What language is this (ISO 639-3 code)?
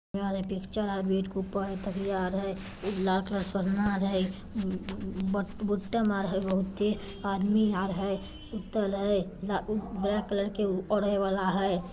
mag